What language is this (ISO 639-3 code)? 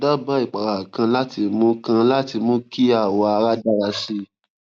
yor